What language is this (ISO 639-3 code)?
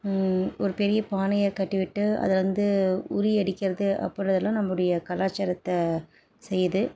tam